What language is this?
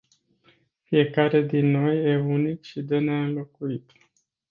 Romanian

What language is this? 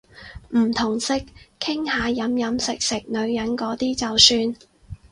Cantonese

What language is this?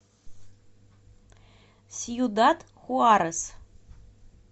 Russian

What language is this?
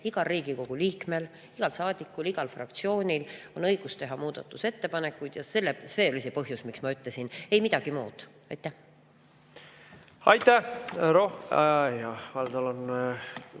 Estonian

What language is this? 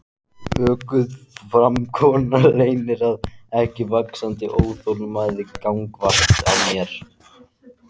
Icelandic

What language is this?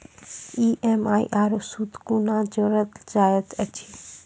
Maithili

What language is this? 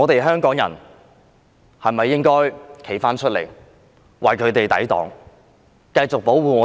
Cantonese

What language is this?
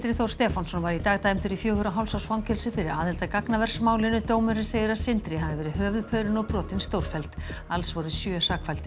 Icelandic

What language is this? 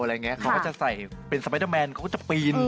Thai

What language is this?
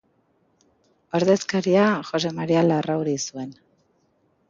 Basque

